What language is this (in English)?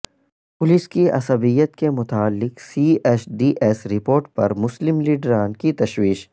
Urdu